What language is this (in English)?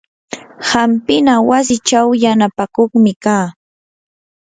Yanahuanca Pasco Quechua